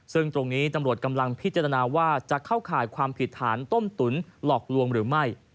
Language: Thai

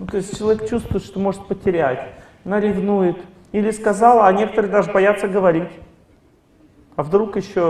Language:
Russian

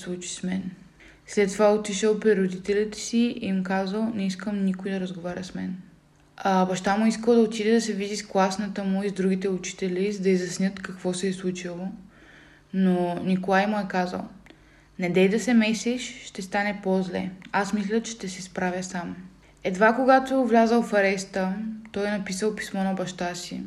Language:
Bulgarian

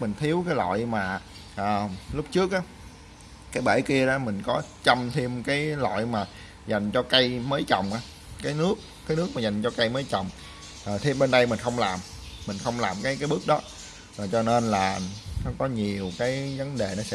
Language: Vietnamese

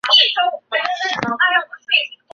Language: Chinese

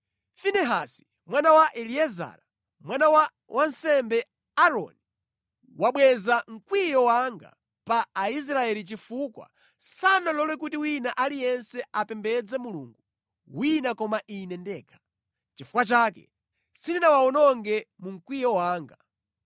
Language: Nyanja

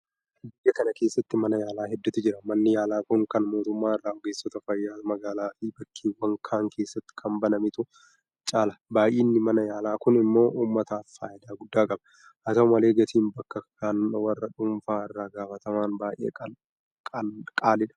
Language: Oromo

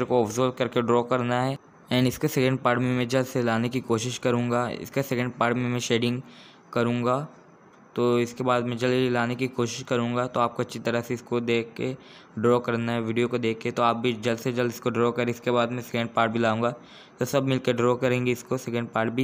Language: Hindi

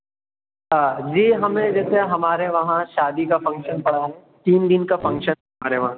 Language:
Urdu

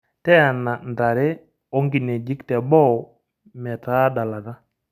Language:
Masai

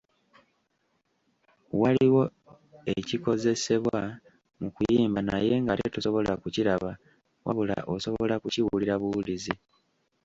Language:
Ganda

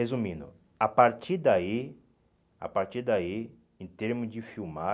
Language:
Portuguese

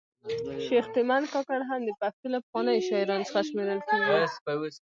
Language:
Pashto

